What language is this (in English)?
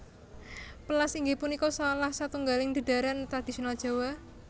Javanese